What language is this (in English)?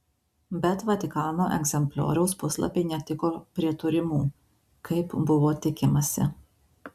Lithuanian